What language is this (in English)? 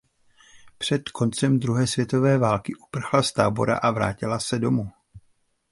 Czech